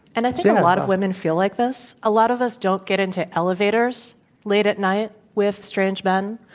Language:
English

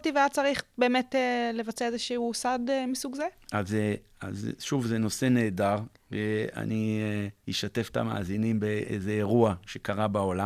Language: Hebrew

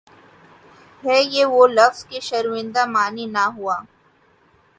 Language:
Urdu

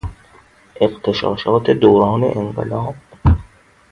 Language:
Persian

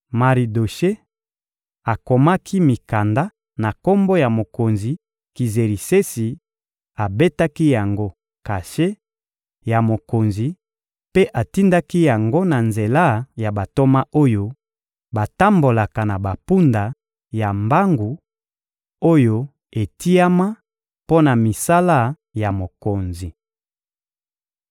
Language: Lingala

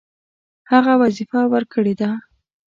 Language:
Pashto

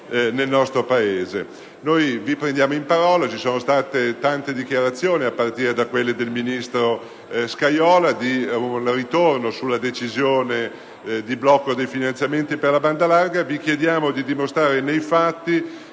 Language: Italian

